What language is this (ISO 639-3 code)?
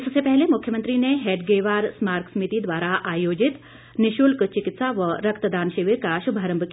hin